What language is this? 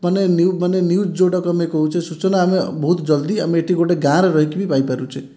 Odia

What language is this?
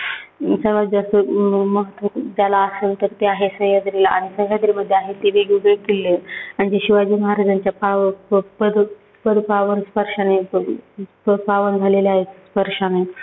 Marathi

